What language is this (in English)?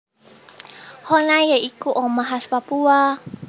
Javanese